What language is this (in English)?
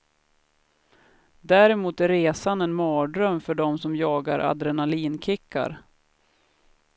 Swedish